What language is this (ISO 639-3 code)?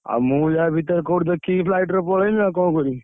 ori